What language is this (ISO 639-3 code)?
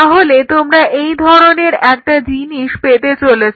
ben